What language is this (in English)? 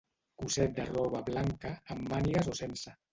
Catalan